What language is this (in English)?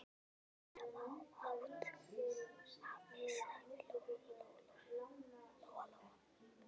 Icelandic